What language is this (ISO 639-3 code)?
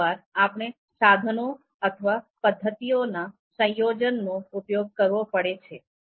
guj